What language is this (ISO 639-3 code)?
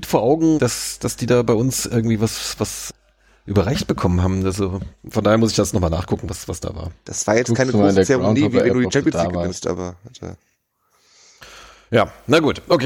deu